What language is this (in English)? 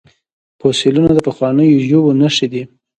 Pashto